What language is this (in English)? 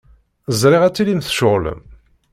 Kabyle